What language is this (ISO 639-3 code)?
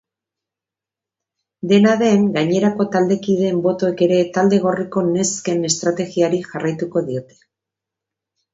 eus